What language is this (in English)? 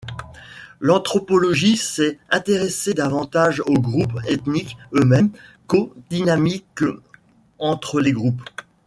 French